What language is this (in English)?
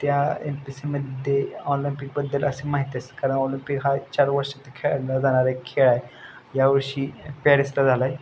Marathi